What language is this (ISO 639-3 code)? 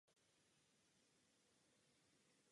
ces